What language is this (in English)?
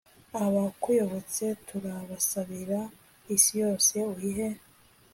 Kinyarwanda